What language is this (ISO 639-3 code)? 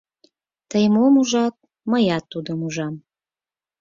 chm